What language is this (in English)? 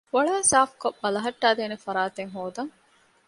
Divehi